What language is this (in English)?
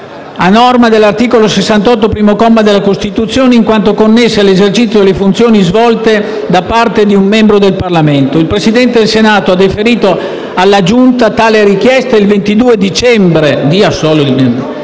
Italian